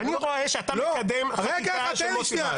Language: Hebrew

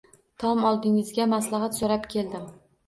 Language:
Uzbek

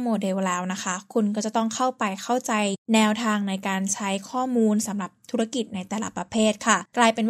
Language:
Thai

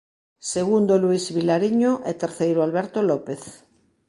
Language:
Galician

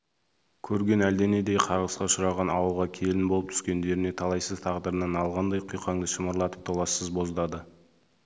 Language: Kazakh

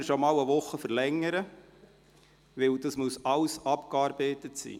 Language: Swiss German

